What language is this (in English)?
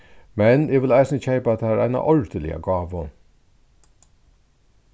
Faroese